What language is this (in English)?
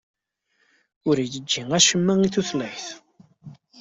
Kabyle